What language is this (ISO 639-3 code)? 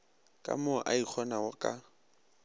nso